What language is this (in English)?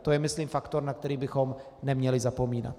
Czech